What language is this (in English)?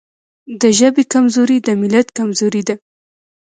Pashto